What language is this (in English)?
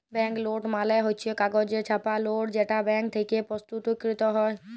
Bangla